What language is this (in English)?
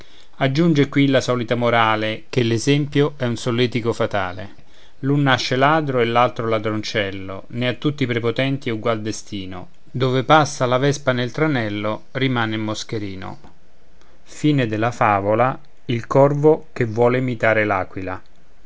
Italian